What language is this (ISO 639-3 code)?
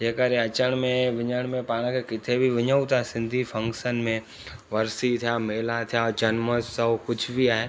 snd